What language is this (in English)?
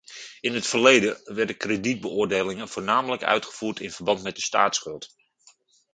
Dutch